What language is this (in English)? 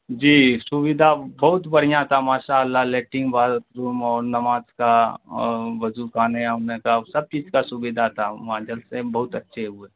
Urdu